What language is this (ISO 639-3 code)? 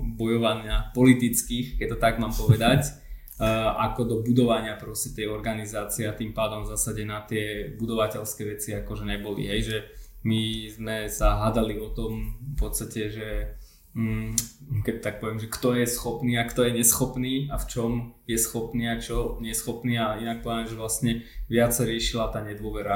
slk